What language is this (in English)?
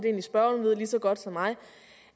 Danish